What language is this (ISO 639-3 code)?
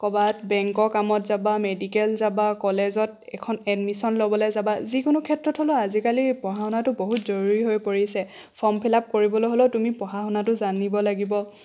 asm